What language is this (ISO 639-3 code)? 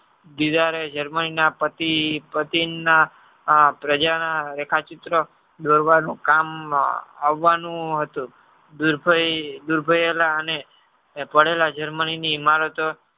guj